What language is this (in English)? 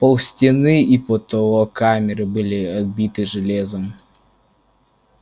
Russian